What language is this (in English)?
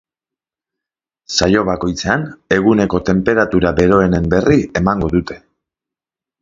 Basque